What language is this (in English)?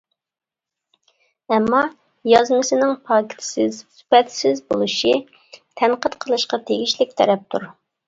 Uyghur